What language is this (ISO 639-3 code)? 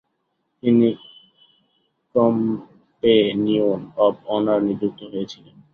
ben